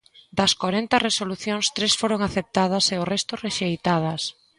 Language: Galician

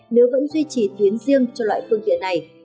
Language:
Vietnamese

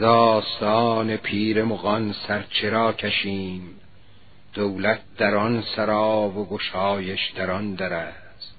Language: Persian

